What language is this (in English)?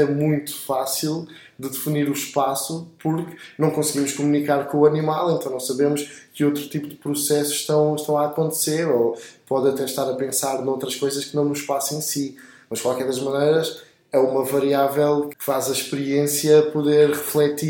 Portuguese